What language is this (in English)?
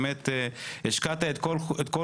Hebrew